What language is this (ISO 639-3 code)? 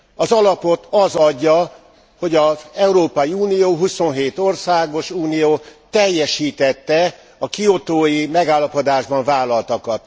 hun